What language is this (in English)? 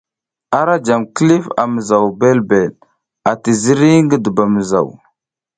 South Giziga